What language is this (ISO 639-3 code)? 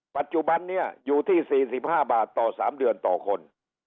tha